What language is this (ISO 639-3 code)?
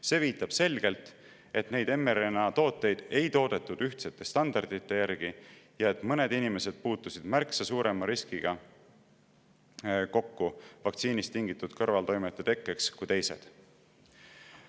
est